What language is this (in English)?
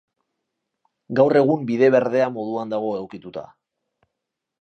Basque